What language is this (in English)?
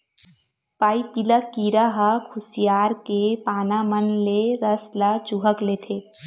Chhattisgarhi